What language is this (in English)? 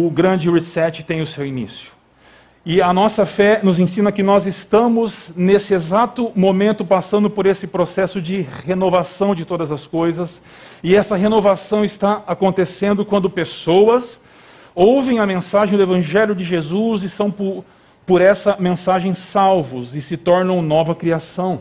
Portuguese